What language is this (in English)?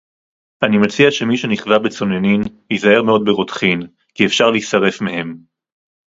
Hebrew